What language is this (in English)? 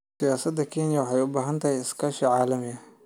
Somali